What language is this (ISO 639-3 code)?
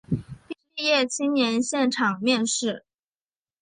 zho